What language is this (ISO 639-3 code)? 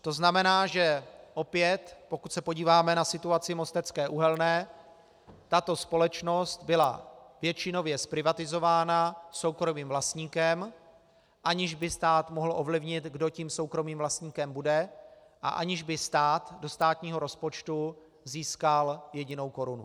ces